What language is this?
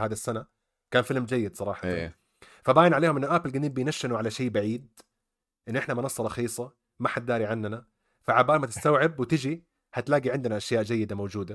Arabic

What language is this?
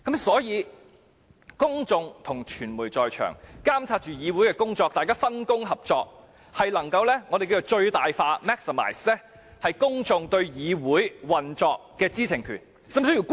Cantonese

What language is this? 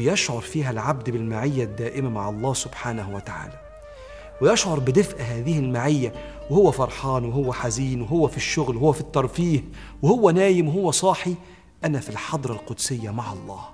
Arabic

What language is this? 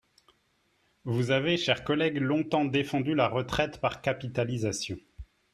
French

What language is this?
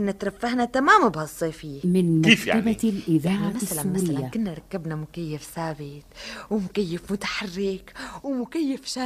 Arabic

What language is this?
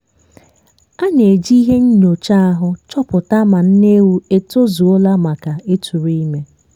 Igbo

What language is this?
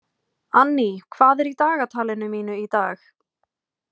Icelandic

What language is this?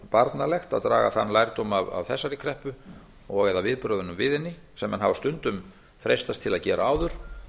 Icelandic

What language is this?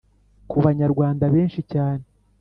Kinyarwanda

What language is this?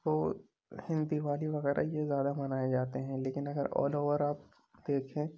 Urdu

